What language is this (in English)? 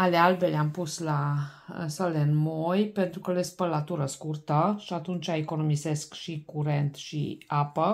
Romanian